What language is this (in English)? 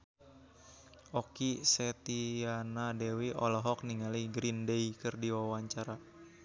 Sundanese